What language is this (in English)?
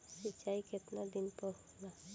Bhojpuri